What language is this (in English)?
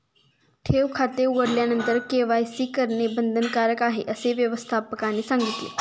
Marathi